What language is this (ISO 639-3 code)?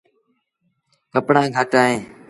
sbn